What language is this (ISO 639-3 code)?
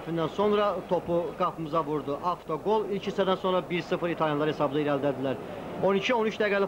tur